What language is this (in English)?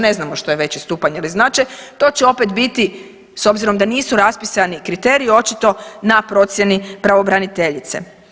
Croatian